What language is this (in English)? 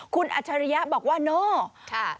Thai